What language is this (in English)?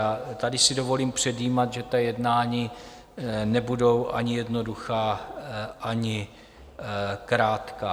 Czech